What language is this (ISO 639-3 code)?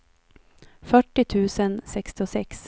swe